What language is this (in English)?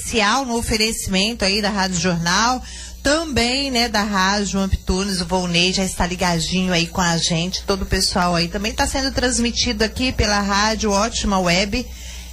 Portuguese